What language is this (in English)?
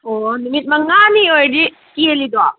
Manipuri